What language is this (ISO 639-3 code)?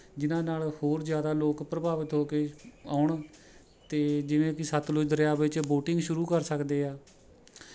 pan